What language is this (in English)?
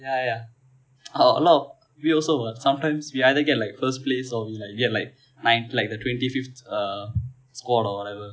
English